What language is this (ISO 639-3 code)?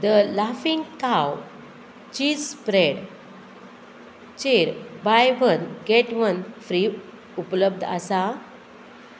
kok